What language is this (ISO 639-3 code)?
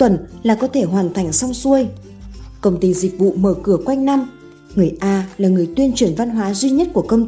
vie